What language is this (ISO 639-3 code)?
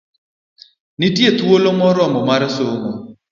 luo